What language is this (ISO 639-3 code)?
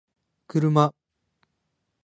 jpn